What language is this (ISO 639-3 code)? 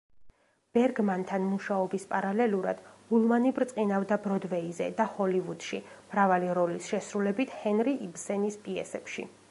kat